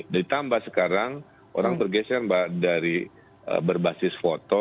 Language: Indonesian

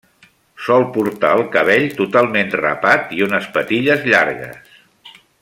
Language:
Catalan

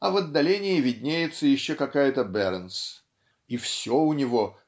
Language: Russian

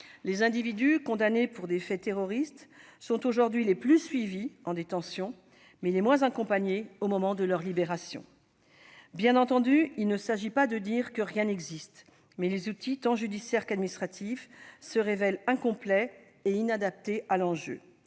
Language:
French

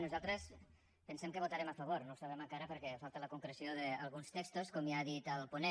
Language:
Catalan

